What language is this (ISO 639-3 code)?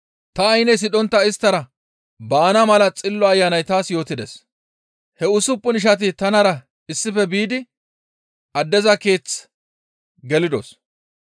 gmv